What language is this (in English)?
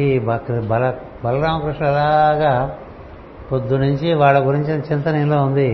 Telugu